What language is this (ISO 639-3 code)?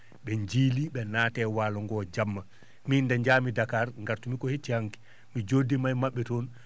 ful